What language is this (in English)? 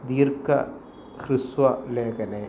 Sanskrit